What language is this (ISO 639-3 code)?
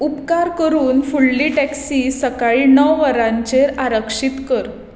kok